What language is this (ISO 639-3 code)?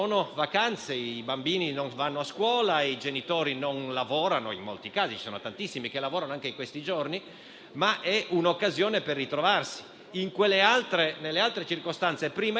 ita